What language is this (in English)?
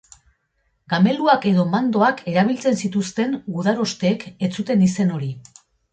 Basque